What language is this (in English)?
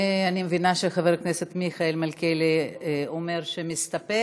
Hebrew